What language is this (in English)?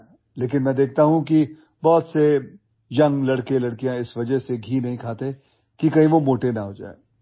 Odia